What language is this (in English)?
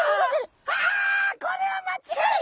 Japanese